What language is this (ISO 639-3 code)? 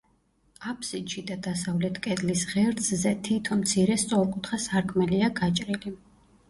kat